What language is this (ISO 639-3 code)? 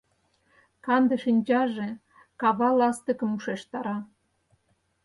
chm